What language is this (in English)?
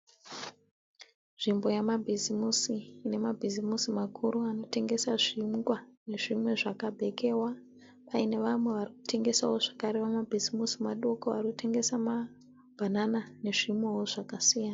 Shona